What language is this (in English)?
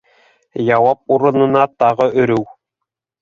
Bashkir